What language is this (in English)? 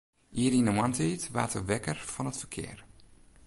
Western Frisian